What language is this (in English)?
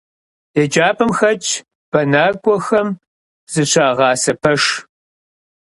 Kabardian